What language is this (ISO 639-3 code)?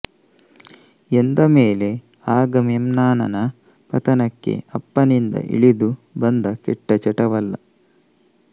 kan